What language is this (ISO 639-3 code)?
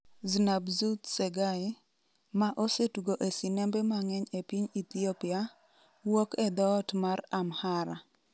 luo